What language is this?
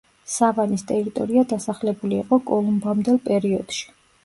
Georgian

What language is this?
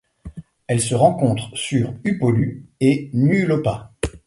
French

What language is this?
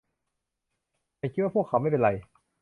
Thai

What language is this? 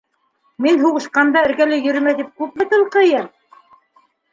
Bashkir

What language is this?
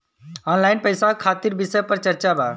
Bhojpuri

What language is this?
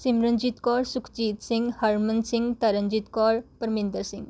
Punjabi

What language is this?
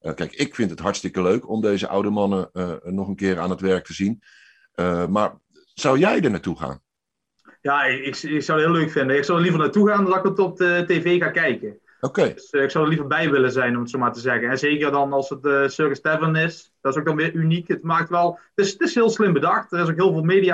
Dutch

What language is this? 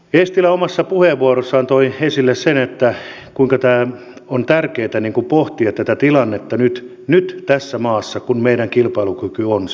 Finnish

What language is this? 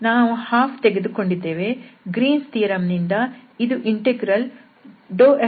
Kannada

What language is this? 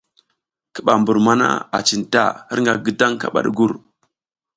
South Giziga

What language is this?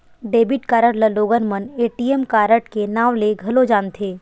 Chhattisgarhi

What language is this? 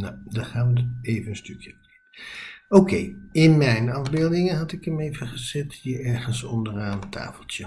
Dutch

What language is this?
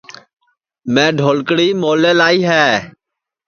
Sansi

